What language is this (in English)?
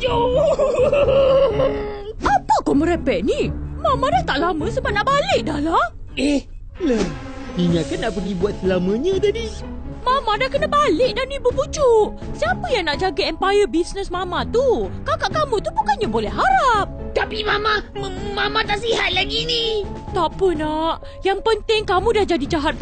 Malay